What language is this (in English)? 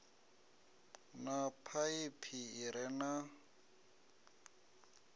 Venda